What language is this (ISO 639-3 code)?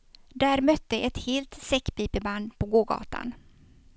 swe